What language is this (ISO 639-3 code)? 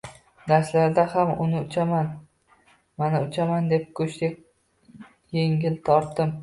uzb